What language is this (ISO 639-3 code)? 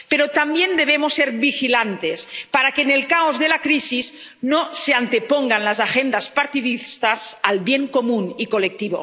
spa